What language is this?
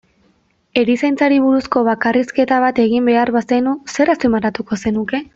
Basque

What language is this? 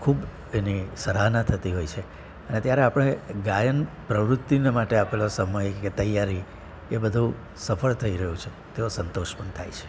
Gujarati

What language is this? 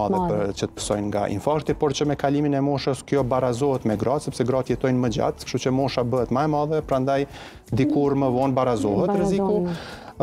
Romanian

